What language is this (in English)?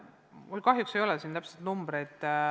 Estonian